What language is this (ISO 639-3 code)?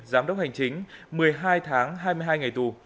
vie